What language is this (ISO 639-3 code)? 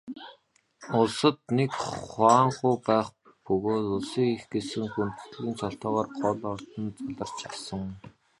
mon